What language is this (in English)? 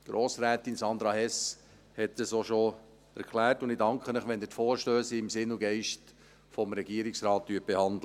Swiss German